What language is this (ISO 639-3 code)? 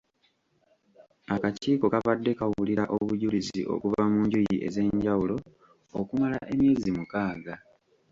lug